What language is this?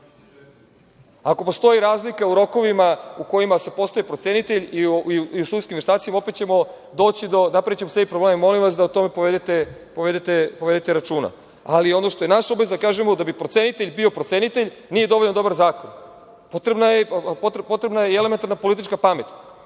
Serbian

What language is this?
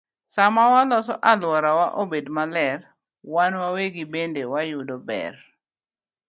Luo (Kenya and Tanzania)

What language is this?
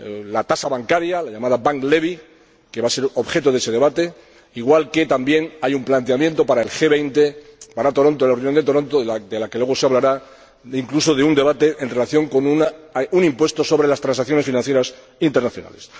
Spanish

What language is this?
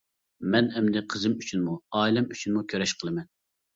Uyghur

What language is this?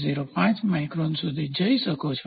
Gujarati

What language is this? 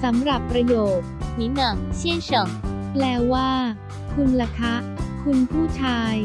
Thai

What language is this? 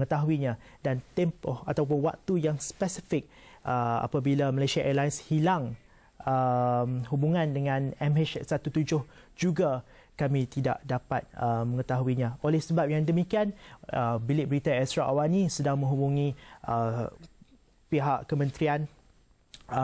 Malay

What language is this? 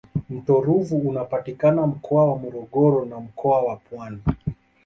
Swahili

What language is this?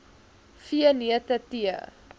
Afrikaans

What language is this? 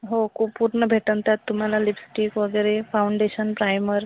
Marathi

